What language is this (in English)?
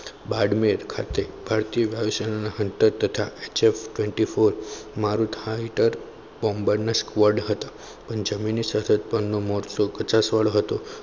Gujarati